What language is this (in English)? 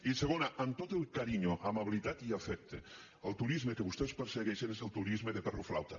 Catalan